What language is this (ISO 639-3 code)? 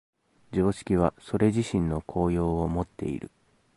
jpn